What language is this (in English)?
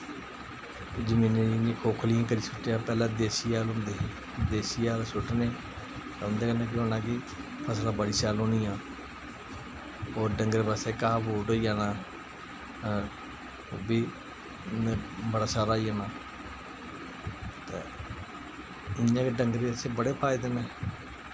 Dogri